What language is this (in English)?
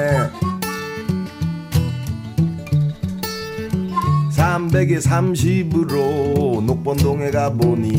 Korean